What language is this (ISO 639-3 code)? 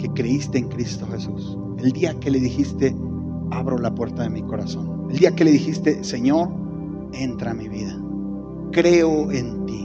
spa